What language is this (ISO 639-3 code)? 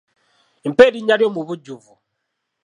lug